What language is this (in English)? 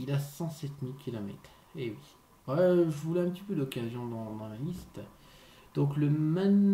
French